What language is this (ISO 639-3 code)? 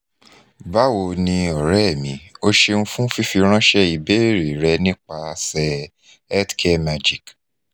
yor